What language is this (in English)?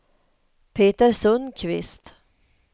Swedish